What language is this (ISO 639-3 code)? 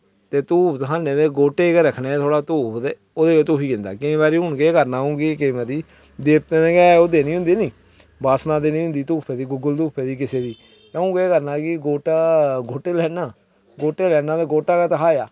doi